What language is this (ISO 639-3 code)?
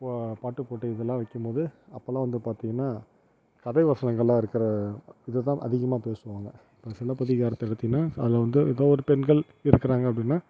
tam